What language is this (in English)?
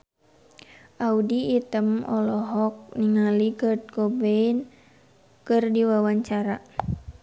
Sundanese